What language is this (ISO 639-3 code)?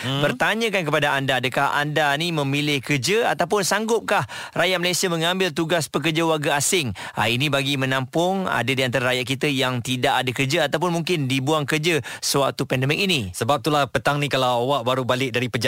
msa